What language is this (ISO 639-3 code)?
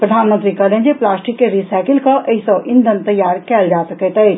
mai